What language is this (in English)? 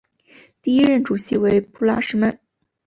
Chinese